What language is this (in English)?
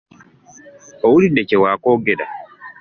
Ganda